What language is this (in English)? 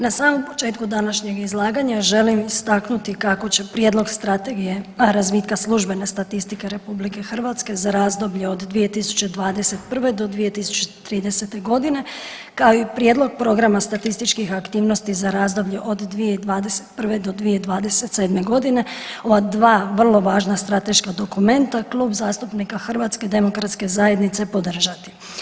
Croatian